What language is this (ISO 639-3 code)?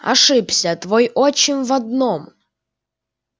rus